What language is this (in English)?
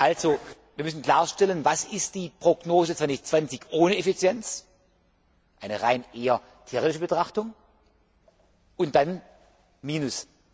German